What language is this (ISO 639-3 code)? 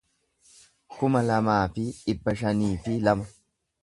orm